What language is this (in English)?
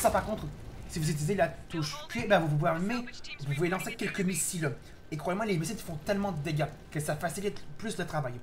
French